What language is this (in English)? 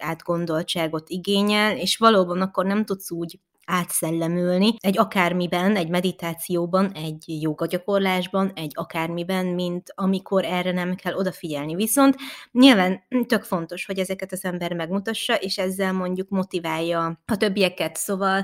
Hungarian